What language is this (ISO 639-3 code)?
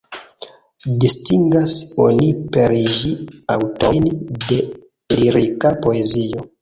epo